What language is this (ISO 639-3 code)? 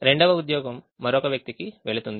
tel